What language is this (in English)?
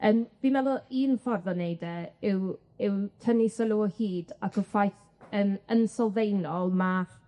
Welsh